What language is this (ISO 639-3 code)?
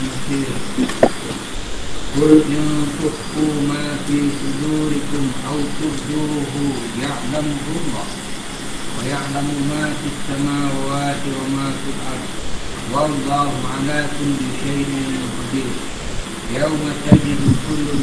msa